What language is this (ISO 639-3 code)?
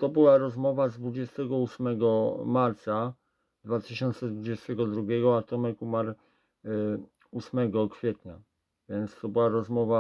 pol